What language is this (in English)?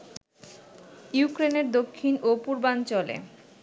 Bangla